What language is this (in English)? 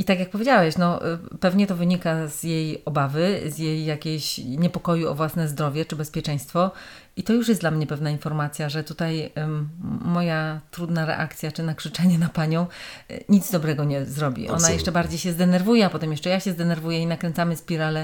Polish